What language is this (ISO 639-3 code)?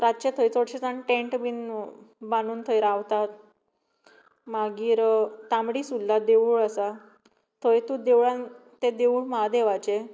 kok